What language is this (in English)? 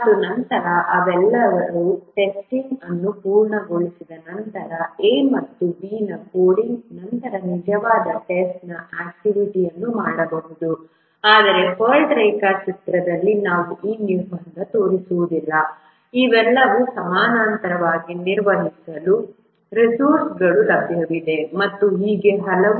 Kannada